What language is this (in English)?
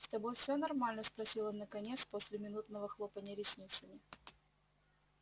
Russian